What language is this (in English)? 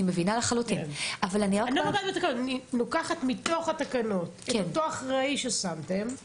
Hebrew